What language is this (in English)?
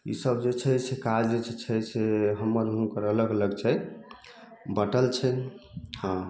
Maithili